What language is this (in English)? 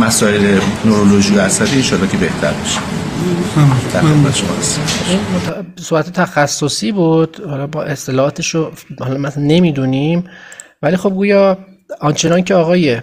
Persian